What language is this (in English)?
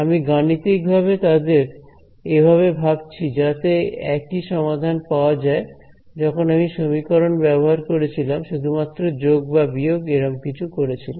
Bangla